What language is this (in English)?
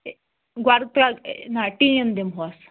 Kashmiri